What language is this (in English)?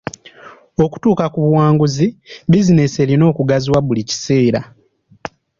Ganda